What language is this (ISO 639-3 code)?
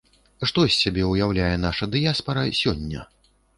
bel